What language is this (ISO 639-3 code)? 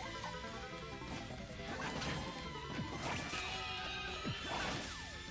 deu